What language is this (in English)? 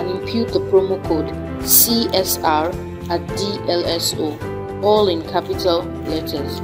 English